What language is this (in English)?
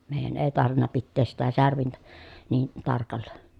Finnish